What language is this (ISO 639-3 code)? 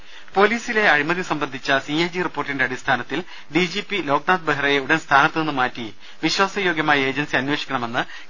mal